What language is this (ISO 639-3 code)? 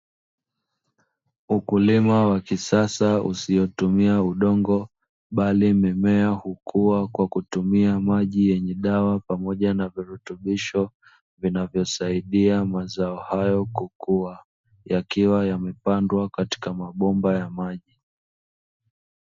swa